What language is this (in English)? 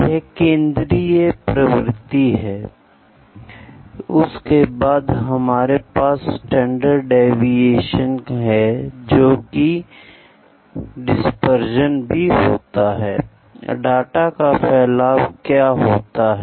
Hindi